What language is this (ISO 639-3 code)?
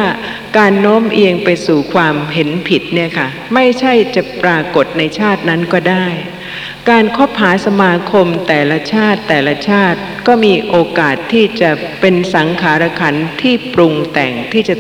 tha